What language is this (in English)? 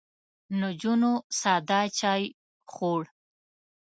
Pashto